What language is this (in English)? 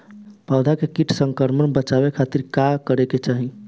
Bhojpuri